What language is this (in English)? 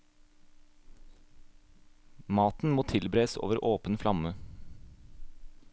Norwegian